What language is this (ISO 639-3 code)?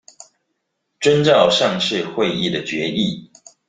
zho